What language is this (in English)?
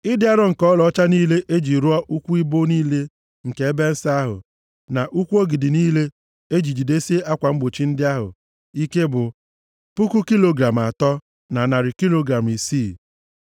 Igbo